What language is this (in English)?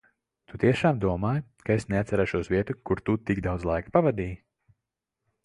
Latvian